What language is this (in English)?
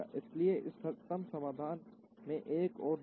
Hindi